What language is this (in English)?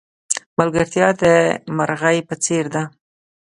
Pashto